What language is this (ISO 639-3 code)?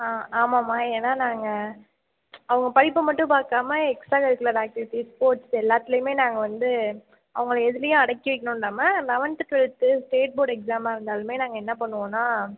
tam